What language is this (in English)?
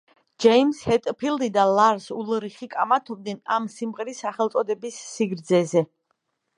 Georgian